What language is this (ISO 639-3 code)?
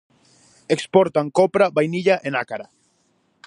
glg